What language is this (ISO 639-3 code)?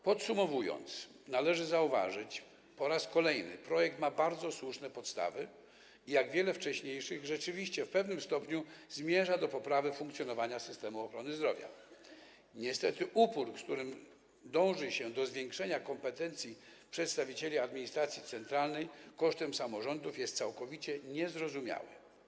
pol